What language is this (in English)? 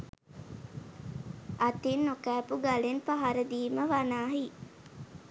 Sinhala